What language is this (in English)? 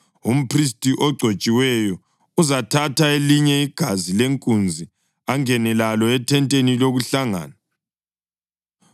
North Ndebele